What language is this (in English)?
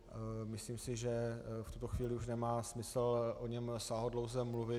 Czech